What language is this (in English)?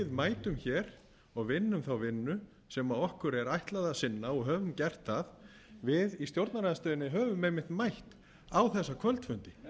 Icelandic